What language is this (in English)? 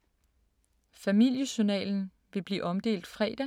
Danish